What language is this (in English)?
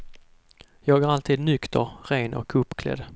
Swedish